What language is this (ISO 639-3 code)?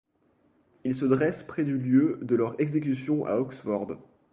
fra